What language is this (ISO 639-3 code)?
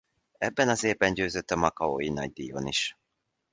hun